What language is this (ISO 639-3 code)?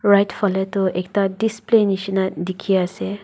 nag